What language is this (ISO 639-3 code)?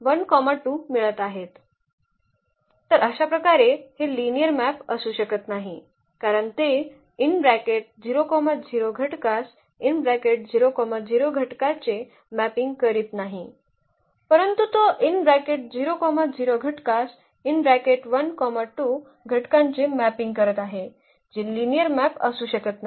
mar